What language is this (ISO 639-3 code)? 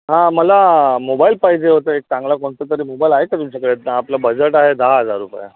mar